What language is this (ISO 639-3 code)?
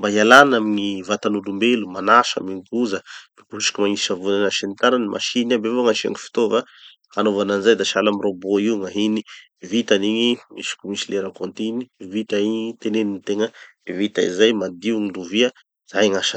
txy